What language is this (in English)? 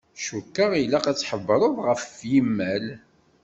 Kabyle